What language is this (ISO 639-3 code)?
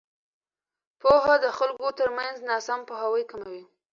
pus